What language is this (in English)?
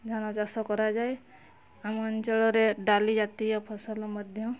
Odia